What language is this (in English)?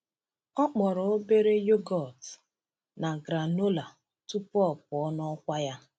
Igbo